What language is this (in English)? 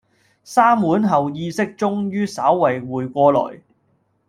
Cantonese